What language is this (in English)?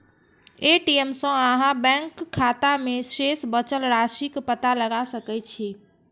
Maithili